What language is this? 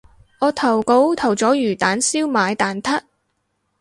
Cantonese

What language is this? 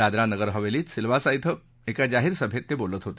Marathi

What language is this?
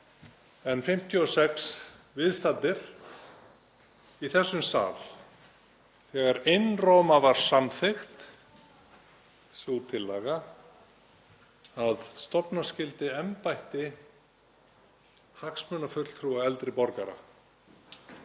Icelandic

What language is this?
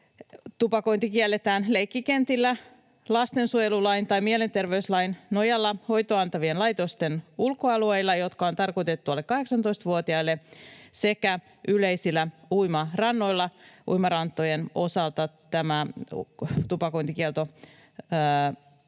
Finnish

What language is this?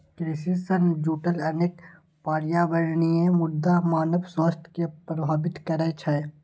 Maithili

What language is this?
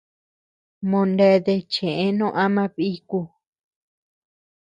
Tepeuxila Cuicatec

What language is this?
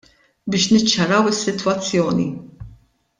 Maltese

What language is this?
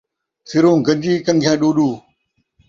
Saraiki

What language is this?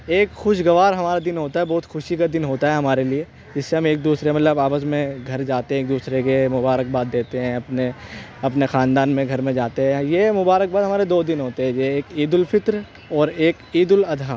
Urdu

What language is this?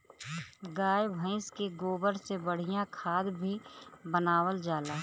Bhojpuri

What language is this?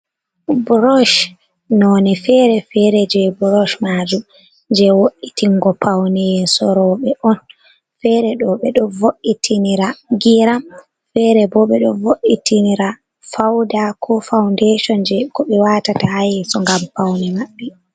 Fula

